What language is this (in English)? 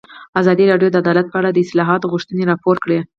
Pashto